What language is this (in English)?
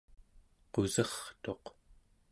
Central Yupik